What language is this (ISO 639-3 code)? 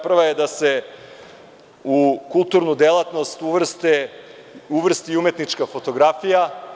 srp